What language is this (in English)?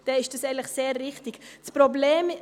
Swiss German